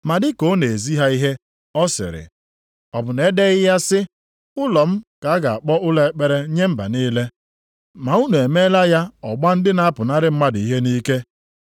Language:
Igbo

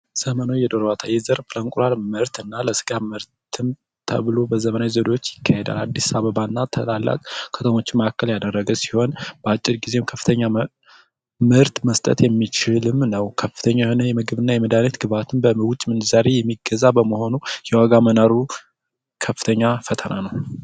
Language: Amharic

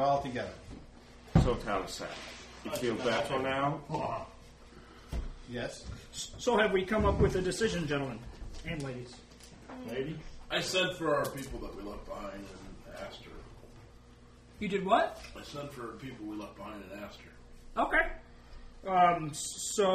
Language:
English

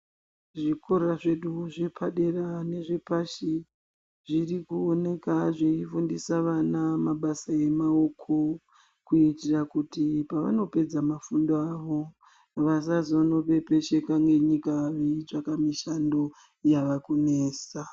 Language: Ndau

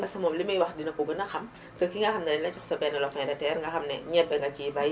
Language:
Wolof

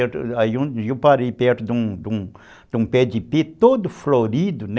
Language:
Portuguese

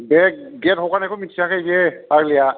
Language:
Bodo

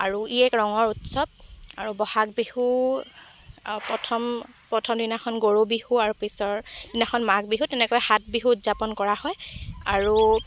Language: Assamese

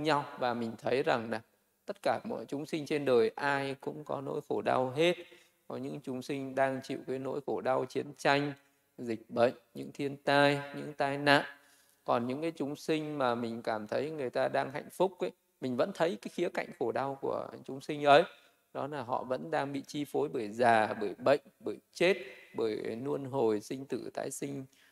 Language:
Vietnamese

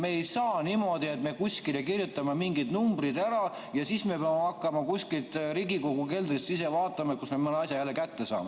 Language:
Estonian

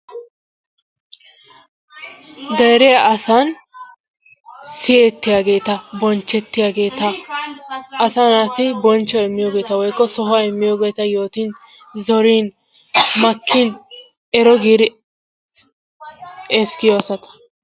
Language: Wolaytta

